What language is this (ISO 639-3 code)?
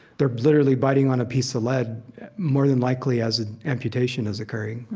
eng